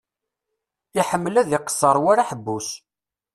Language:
Kabyle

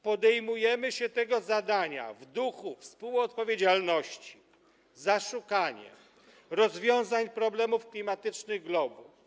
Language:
Polish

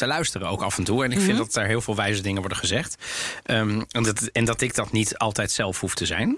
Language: Dutch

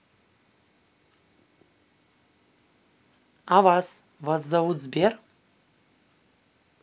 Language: Russian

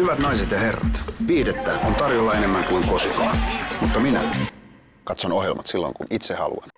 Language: Finnish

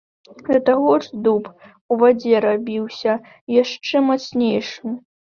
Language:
Belarusian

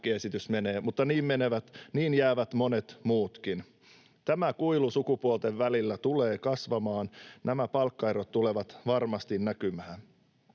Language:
Finnish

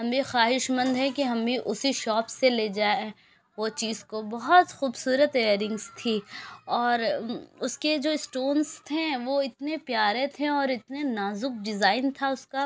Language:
Urdu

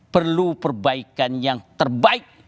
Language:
Indonesian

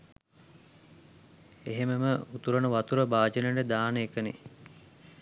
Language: Sinhala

